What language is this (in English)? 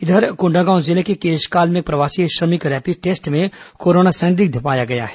Hindi